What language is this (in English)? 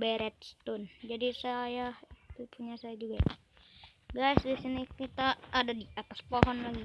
Indonesian